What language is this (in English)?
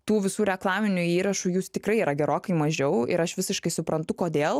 Lithuanian